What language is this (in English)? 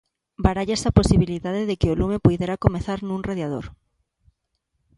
Galician